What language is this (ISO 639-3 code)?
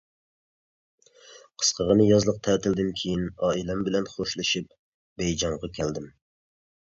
uig